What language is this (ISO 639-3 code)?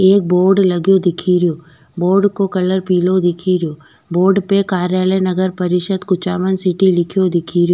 raj